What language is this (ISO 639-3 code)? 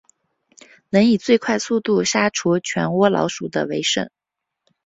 zho